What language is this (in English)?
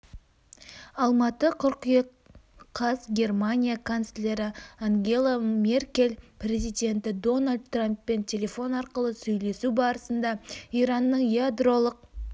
Kazakh